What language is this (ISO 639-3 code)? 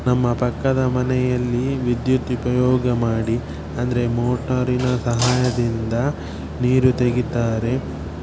kan